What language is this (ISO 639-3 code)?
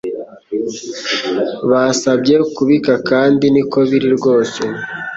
kin